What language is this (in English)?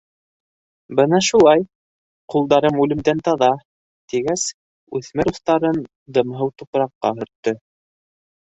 Bashkir